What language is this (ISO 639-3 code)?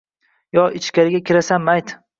uzb